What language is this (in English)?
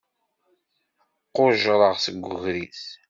Kabyle